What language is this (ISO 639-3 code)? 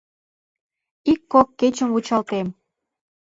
chm